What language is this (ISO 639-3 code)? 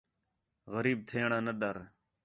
xhe